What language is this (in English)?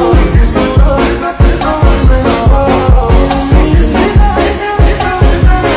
Indonesian